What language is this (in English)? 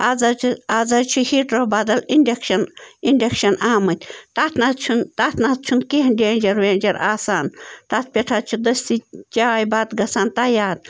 Kashmiri